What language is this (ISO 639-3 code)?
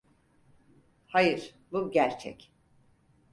tur